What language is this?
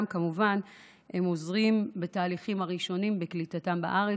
Hebrew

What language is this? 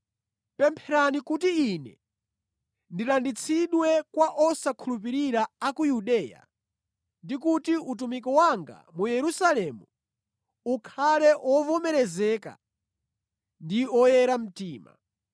Nyanja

